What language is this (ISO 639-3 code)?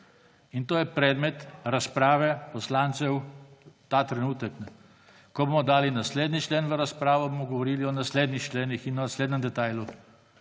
slv